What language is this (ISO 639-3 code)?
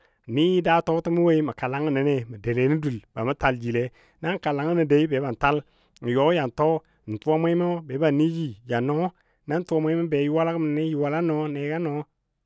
dbd